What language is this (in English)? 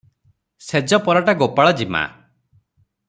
Odia